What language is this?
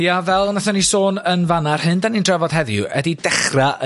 Welsh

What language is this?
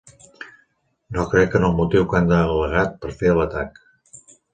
Catalan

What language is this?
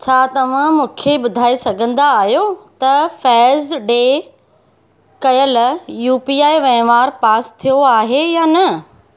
Sindhi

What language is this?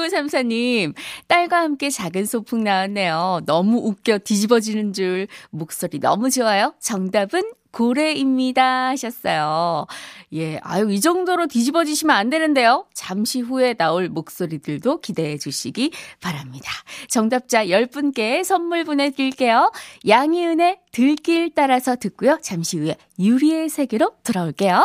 Korean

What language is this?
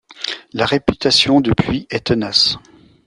French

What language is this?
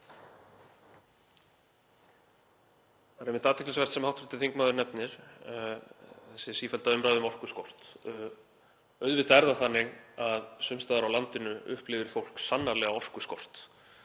Icelandic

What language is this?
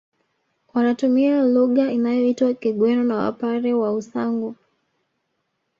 Swahili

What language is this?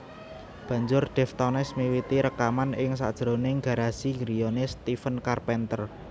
Javanese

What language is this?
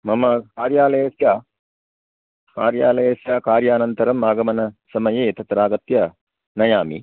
Sanskrit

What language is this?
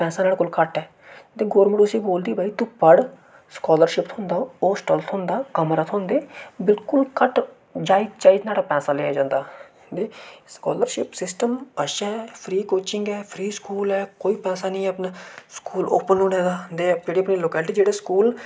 Dogri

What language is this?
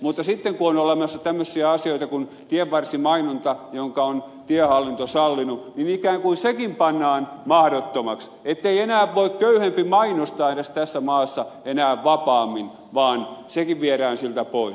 Finnish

